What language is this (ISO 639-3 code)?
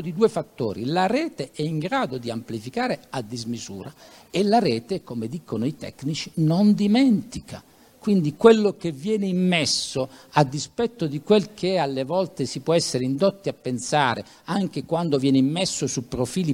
ita